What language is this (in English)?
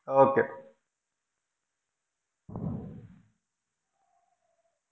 Malayalam